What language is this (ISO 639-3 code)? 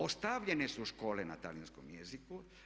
hrv